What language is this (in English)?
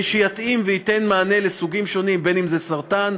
Hebrew